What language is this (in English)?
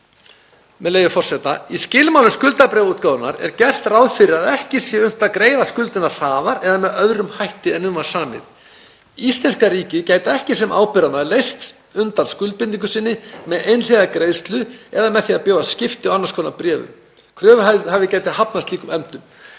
Icelandic